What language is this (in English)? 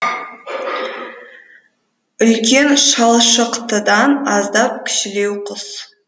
Kazakh